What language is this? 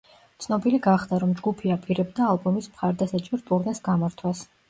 Georgian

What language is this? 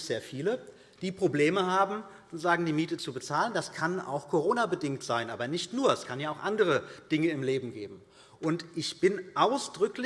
German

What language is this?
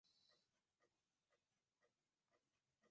Swahili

